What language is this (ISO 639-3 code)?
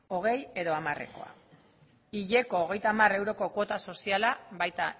eus